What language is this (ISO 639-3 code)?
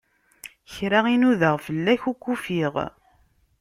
kab